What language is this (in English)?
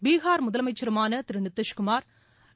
Tamil